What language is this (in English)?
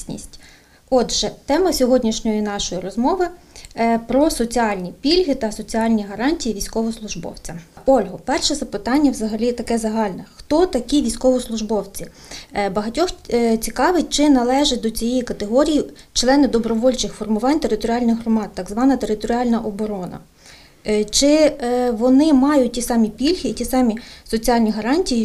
Ukrainian